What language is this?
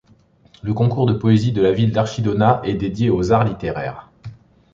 French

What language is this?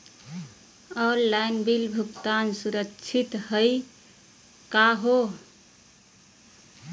Magahi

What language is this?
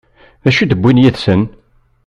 Kabyle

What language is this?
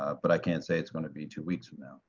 English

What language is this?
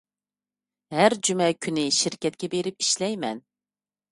Uyghur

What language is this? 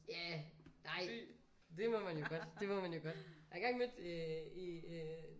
Danish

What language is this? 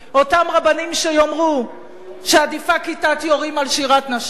Hebrew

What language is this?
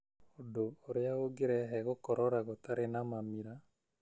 Kikuyu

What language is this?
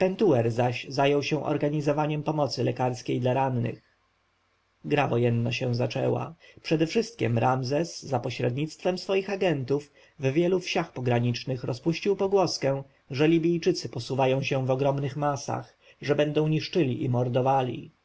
Polish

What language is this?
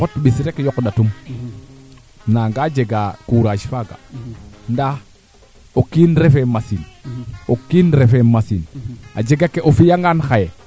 Serer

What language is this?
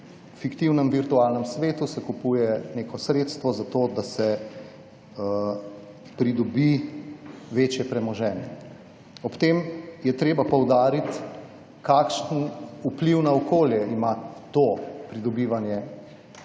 Slovenian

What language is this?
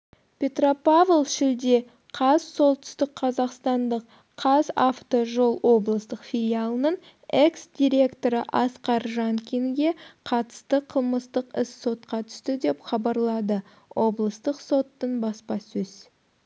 Kazakh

